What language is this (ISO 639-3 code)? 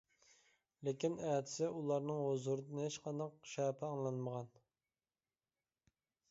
uig